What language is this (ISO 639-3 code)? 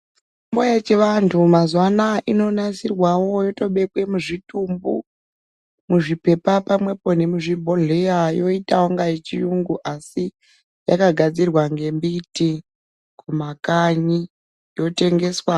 ndc